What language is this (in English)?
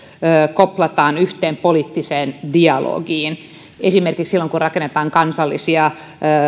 Finnish